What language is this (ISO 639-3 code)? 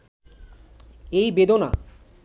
ben